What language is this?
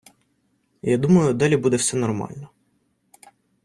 Ukrainian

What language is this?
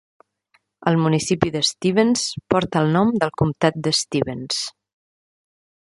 Catalan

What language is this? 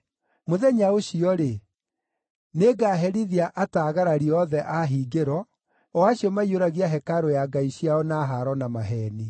Kikuyu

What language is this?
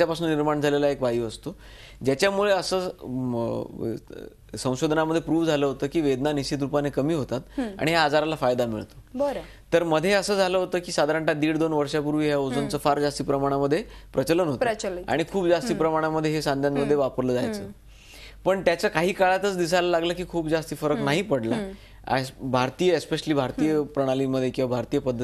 Hindi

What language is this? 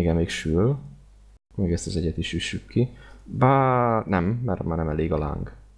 Hungarian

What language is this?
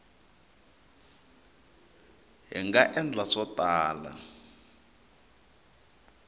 Tsonga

